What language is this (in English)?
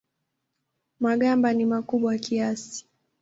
Swahili